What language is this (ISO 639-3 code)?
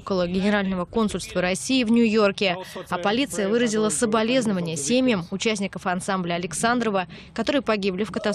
rus